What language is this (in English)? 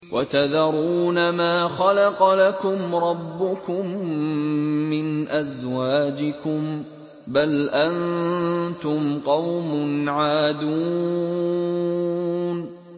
Arabic